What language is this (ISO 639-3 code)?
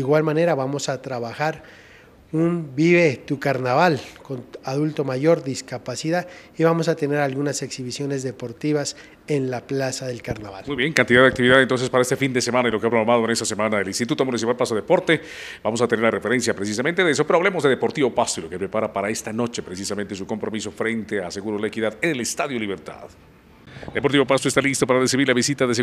spa